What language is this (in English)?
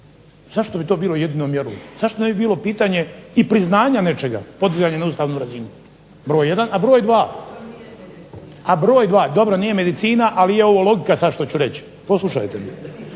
Croatian